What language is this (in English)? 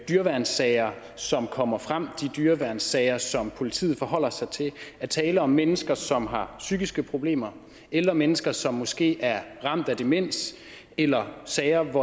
Danish